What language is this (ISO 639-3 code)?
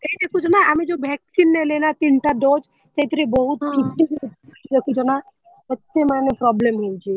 ori